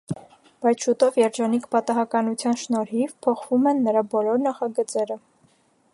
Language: Armenian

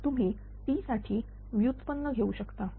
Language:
Marathi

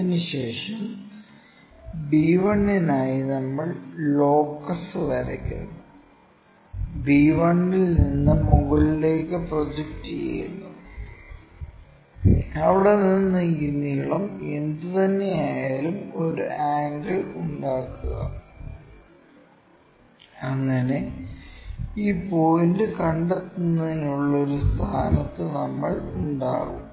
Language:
Malayalam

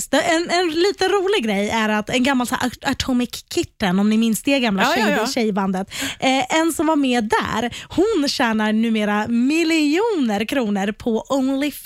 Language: Swedish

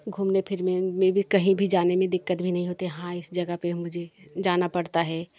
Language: Hindi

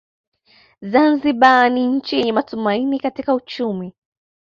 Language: Swahili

